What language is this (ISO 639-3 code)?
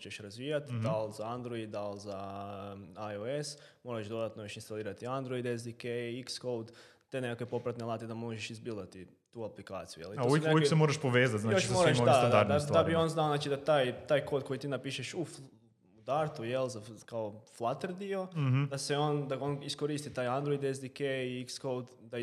hrv